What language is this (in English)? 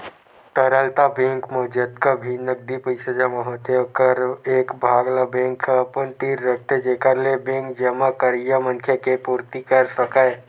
Chhattisgarhi